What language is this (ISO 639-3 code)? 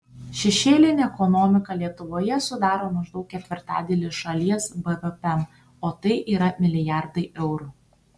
lit